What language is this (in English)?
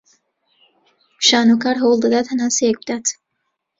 Central Kurdish